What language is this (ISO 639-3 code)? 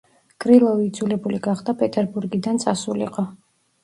kat